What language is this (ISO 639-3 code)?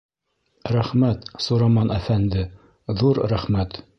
bak